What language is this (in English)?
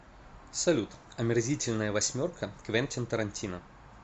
Russian